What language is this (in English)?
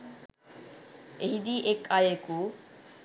Sinhala